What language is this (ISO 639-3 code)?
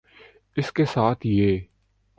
urd